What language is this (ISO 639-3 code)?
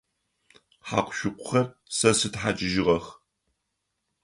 ady